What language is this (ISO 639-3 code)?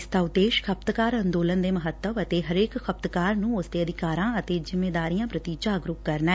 pan